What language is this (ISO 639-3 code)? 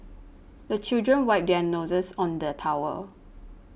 eng